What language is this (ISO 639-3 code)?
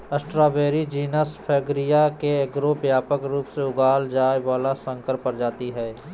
mag